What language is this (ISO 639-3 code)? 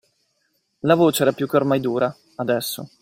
ita